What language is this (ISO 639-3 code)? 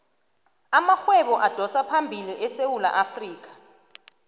nbl